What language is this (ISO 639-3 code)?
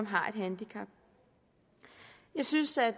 dan